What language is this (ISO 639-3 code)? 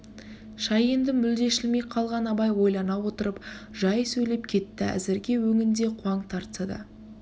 kaz